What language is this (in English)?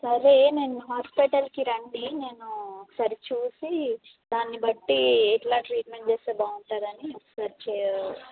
Telugu